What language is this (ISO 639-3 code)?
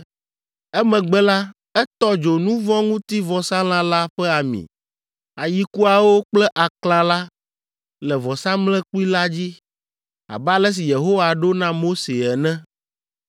ewe